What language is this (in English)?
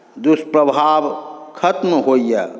Maithili